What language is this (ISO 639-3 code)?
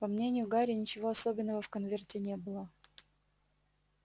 rus